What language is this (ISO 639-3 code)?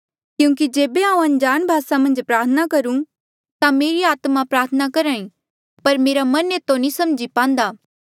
mjl